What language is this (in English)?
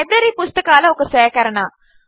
Telugu